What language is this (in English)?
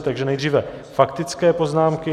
Czech